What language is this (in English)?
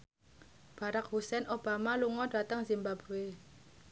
Javanese